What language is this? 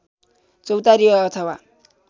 Nepali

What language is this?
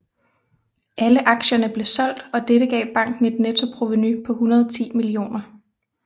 Danish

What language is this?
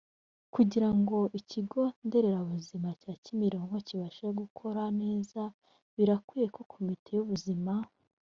Kinyarwanda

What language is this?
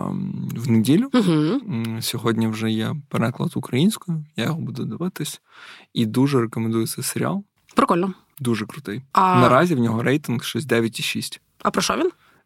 Ukrainian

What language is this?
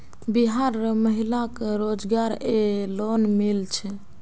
Magahi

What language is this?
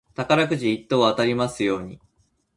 Japanese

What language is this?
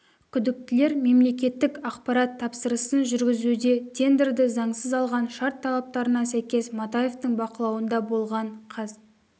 Kazakh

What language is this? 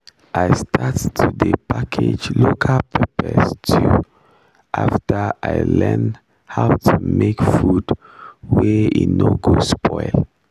Nigerian Pidgin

